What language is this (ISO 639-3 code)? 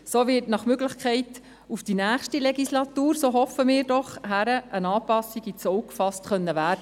gsw